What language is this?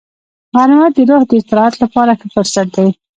Pashto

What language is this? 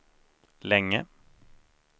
Swedish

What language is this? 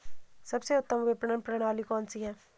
Hindi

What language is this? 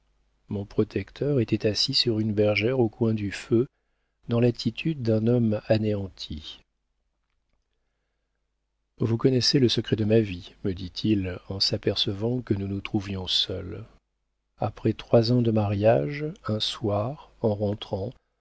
French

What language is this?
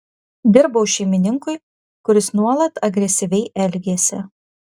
Lithuanian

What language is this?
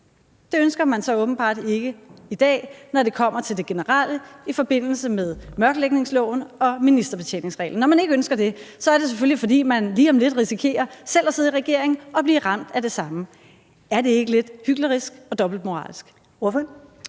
Danish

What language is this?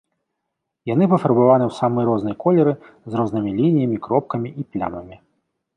Belarusian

